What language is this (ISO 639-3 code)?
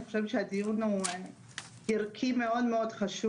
heb